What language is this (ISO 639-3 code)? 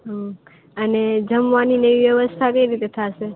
guj